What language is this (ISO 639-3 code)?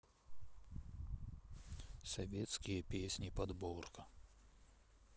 rus